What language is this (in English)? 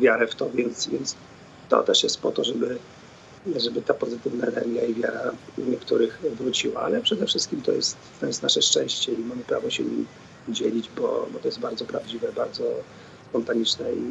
Polish